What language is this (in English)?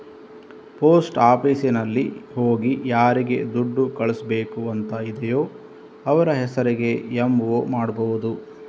Kannada